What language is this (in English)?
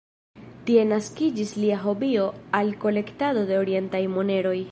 Esperanto